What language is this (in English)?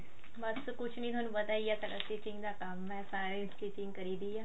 Punjabi